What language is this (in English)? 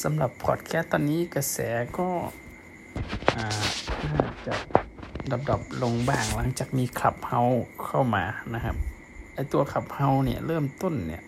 Thai